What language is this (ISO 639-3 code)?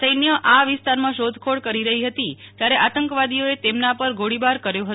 guj